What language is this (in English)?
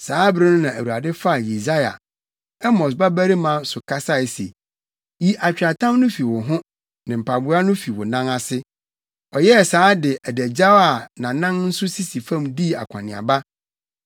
Akan